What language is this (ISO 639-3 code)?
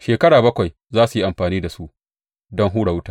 hau